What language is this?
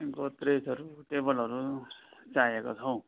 Nepali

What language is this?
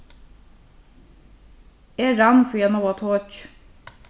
Faroese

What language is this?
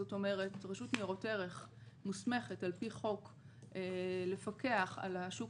Hebrew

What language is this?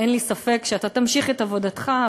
Hebrew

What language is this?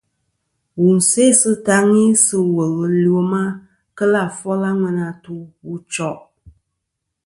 Kom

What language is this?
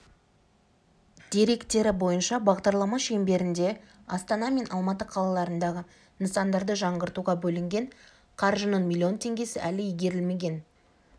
Kazakh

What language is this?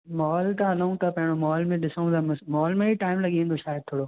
Sindhi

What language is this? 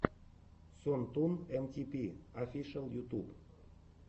Russian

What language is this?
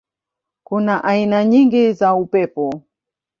Swahili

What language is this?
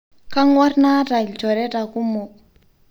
Masai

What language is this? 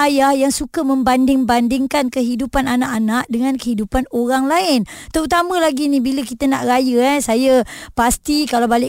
Malay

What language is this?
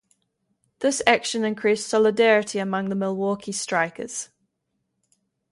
English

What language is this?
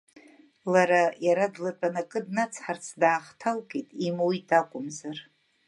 Abkhazian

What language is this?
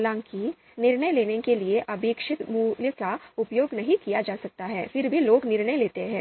Hindi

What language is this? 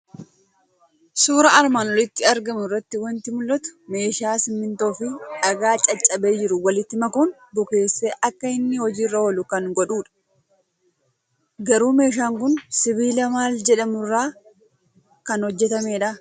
Oromo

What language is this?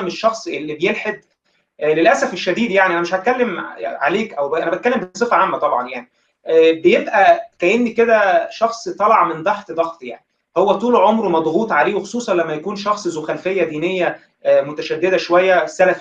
Arabic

